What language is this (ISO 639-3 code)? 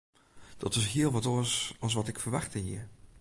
fry